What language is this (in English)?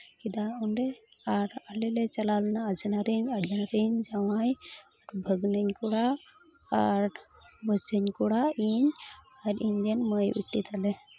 Santali